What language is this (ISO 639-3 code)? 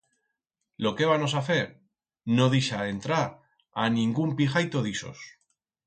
arg